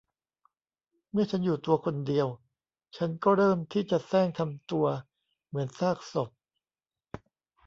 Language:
Thai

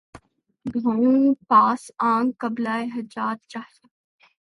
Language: Urdu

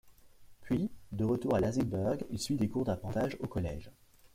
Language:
French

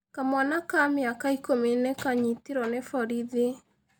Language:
Kikuyu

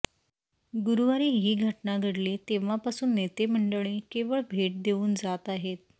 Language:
Marathi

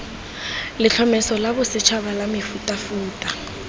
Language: Tswana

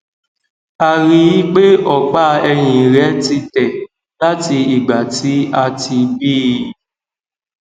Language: Yoruba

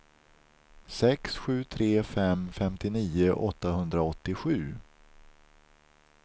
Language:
Swedish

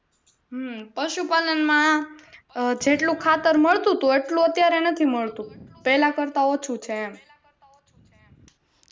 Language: Gujarati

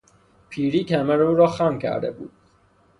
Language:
Persian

